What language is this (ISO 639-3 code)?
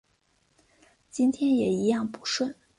zho